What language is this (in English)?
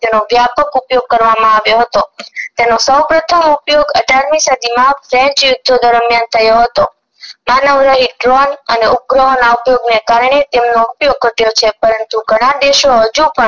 Gujarati